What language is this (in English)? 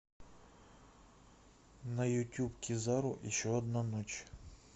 Russian